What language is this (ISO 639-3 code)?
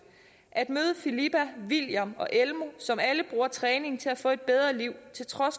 dan